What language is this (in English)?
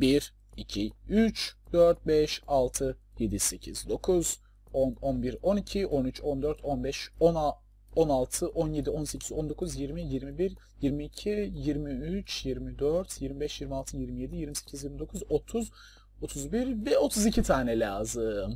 Turkish